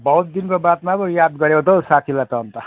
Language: Nepali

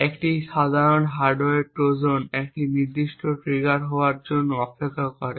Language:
Bangla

